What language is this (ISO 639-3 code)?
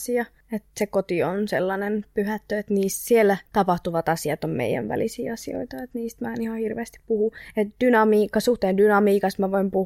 fin